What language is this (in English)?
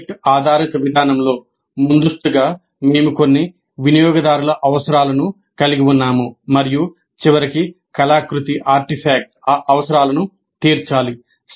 Telugu